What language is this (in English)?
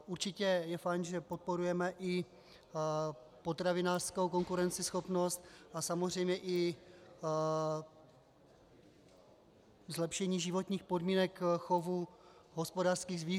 Czech